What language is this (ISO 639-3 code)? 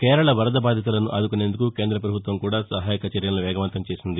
tel